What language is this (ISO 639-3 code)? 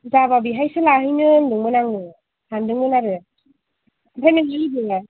brx